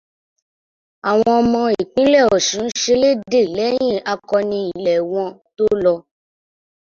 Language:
Yoruba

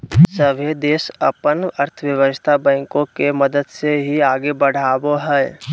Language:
Magahi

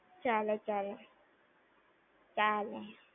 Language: Gujarati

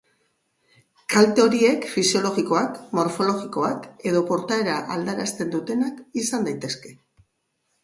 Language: Basque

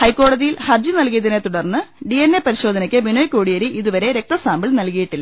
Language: Malayalam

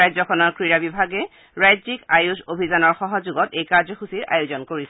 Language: Assamese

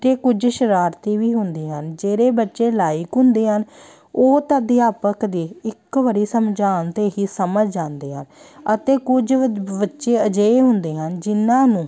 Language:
Punjabi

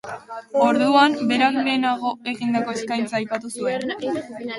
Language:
Basque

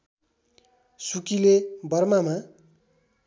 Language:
Nepali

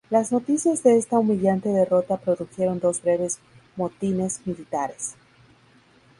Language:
Spanish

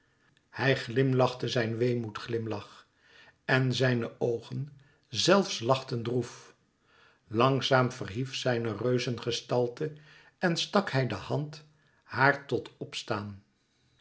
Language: Dutch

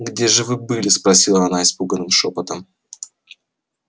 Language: Russian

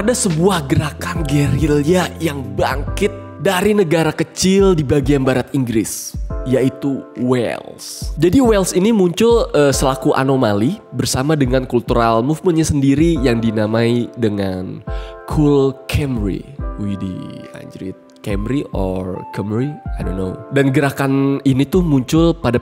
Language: Indonesian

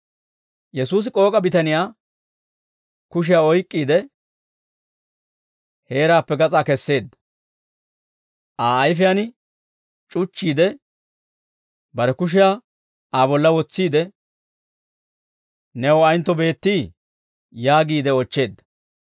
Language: Dawro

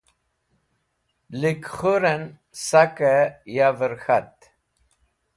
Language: Wakhi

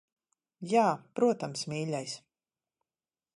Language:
Latvian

